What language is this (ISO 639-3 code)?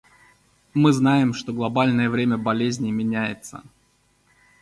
rus